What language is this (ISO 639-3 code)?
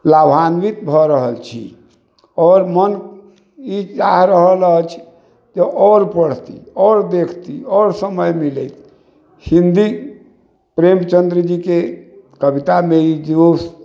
mai